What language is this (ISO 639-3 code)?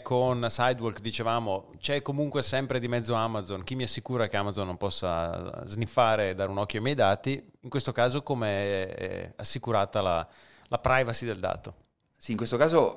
ita